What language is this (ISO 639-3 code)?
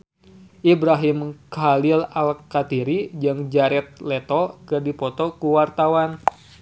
sun